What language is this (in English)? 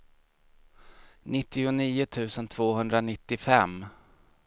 Swedish